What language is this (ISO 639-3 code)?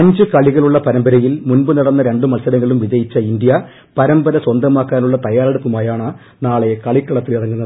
mal